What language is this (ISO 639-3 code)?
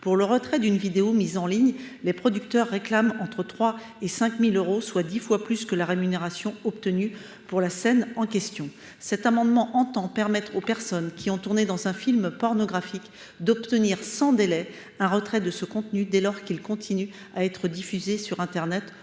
fra